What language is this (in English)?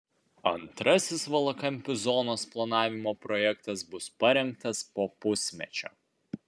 Lithuanian